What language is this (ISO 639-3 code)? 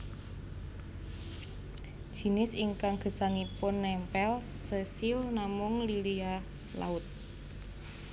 jav